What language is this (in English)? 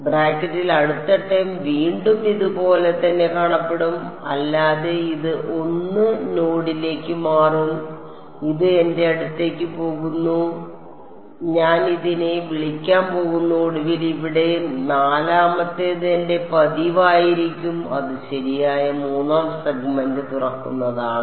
Malayalam